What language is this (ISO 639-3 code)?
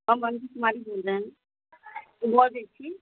mai